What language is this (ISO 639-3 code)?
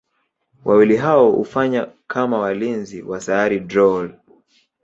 swa